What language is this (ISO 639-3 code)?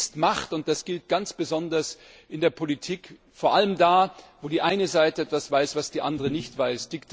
deu